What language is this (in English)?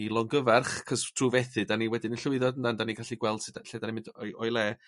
Welsh